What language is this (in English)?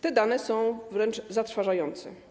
Polish